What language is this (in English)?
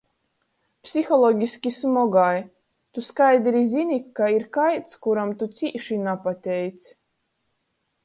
Latgalian